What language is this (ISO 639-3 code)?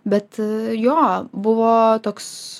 lit